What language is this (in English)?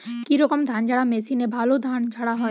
Bangla